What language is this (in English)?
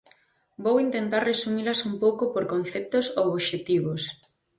Galician